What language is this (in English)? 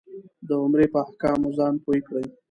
Pashto